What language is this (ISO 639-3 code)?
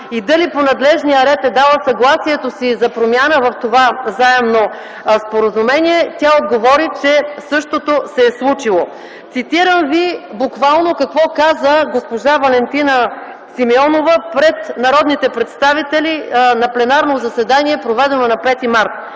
bul